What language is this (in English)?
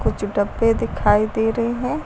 Hindi